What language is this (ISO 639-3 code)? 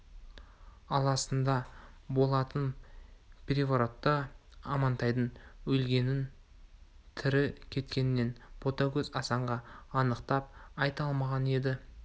kaz